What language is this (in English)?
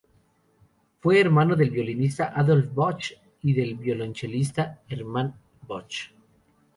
Spanish